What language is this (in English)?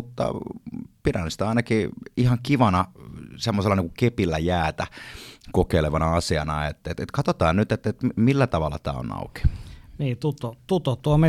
Finnish